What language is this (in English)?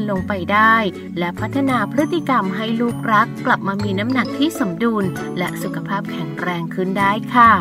Thai